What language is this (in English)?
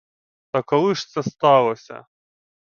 Ukrainian